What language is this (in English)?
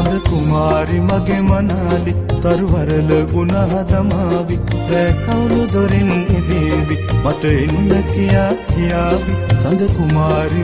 Sinhala